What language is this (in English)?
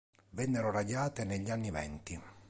Italian